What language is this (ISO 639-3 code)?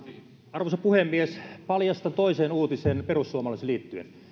fin